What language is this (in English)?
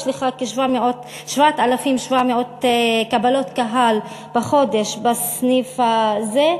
Hebrew